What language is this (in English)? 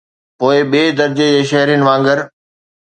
Sindhi